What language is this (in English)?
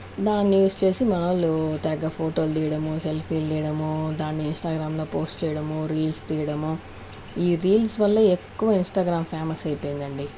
Telugu